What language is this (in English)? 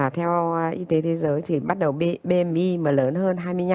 Vietnamese